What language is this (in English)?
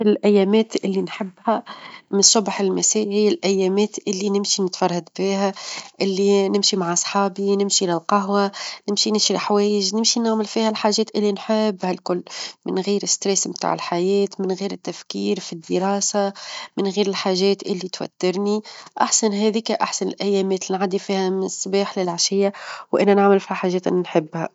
Tunisian Arabic